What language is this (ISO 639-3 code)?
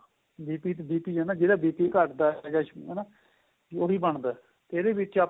pan